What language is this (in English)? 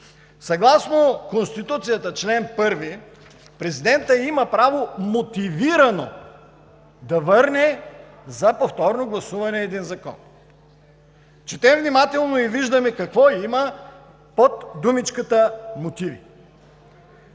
Bulgarian